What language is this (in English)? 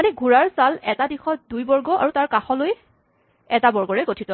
Assamese